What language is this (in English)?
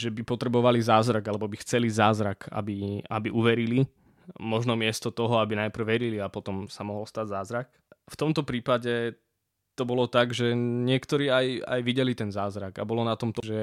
Slovak